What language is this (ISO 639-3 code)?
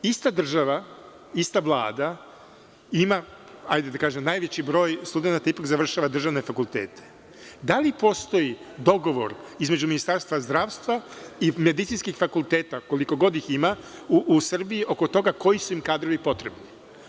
srp